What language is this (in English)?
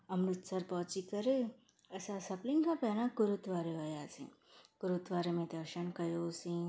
Sindhi